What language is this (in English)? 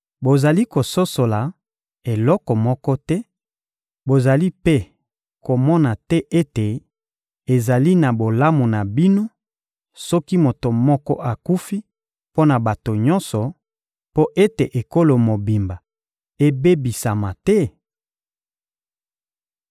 Lingala